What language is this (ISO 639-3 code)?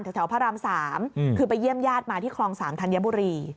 tha